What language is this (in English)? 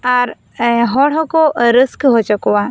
Santali